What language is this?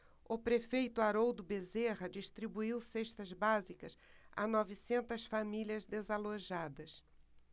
Portuguese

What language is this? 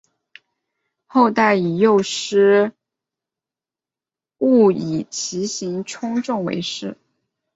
Chinese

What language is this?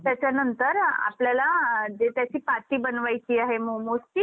Marathi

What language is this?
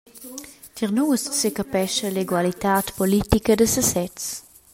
Romansh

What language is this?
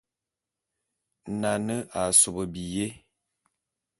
Bulu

